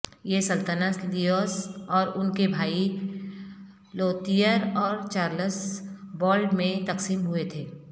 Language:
Urdu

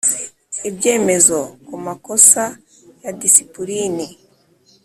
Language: Kinyarwanda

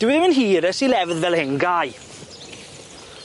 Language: Welsh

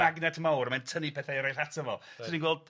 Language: Welsh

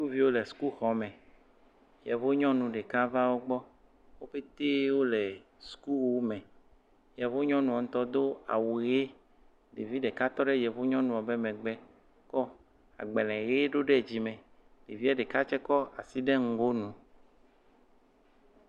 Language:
Ewe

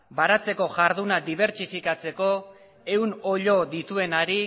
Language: Basque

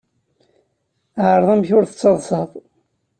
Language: Kabyle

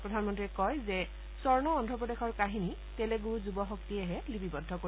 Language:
Assamese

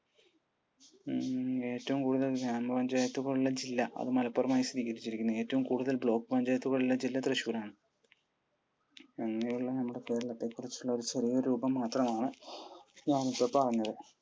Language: Malayalam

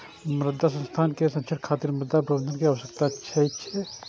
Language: Maithili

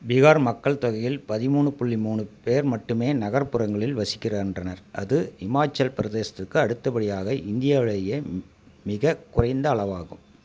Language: Tamil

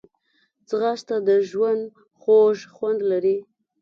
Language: Pashto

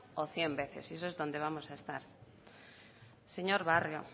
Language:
Spanish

